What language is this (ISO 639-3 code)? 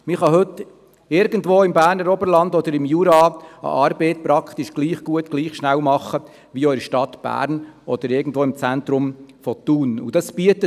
gsw